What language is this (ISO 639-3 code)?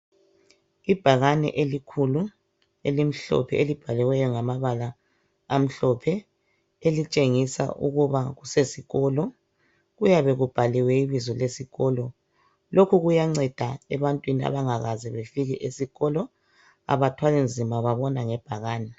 nde